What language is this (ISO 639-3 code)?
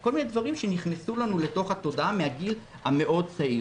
heb